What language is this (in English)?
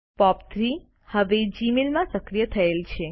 Gujarati